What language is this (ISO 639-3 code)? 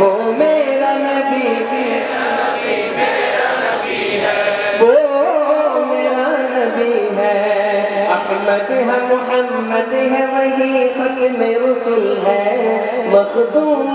ben